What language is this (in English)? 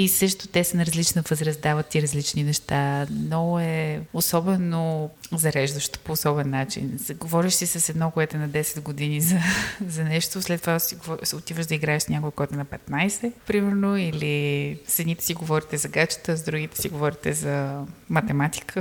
Bulgarian